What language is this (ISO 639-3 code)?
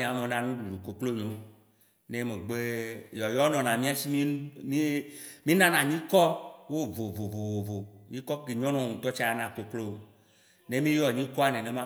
wci